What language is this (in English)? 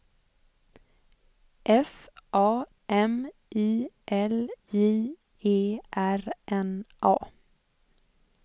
Swedish